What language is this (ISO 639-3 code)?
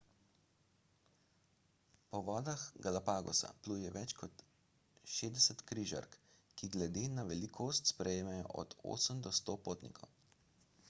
slv